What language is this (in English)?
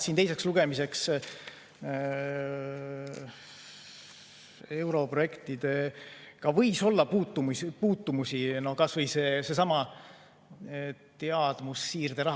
Estonian